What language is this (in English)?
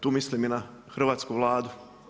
Croatian